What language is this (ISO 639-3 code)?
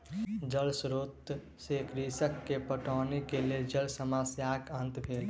mai